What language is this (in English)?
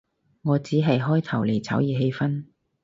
Cantonese